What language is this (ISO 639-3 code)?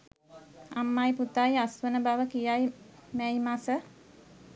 sin